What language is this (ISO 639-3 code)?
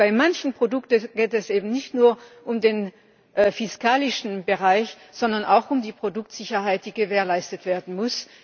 deu